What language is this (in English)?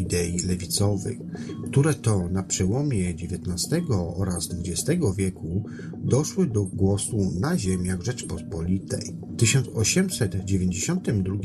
Polish